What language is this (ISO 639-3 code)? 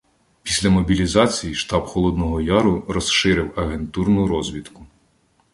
ukr